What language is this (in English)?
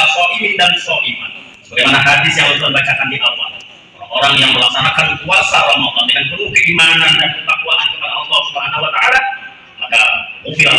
Indonesian